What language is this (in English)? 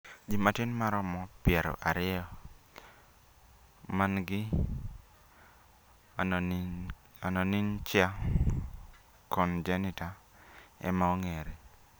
Luo (Kenya and Tanzania)